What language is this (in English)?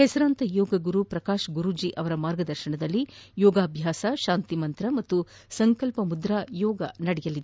Kannada